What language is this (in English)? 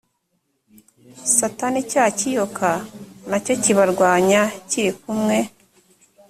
Kinyarwanda